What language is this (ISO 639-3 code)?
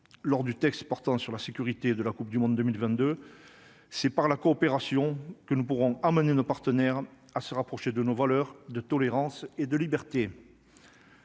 fra